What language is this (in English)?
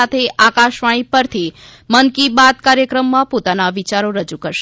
Gujarati